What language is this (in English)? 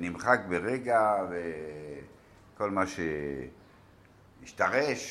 Hebrew